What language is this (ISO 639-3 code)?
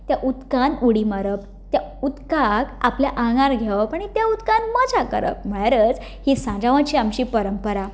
kok